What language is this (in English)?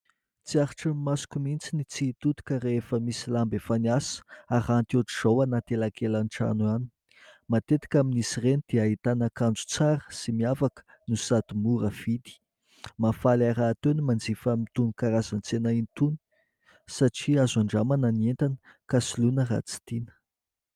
Malagasy